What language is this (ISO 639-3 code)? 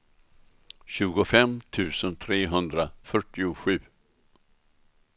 swe